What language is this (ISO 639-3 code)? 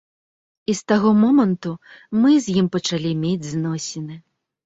bel